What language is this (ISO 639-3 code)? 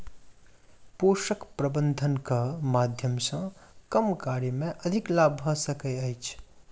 mai